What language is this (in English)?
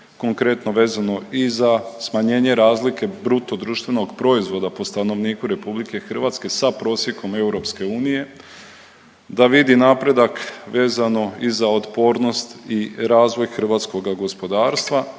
Croatian